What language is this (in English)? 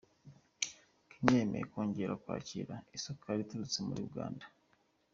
Kinyarwanda